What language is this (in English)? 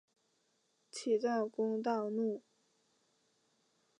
Chinese